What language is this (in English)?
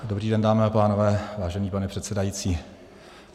Czech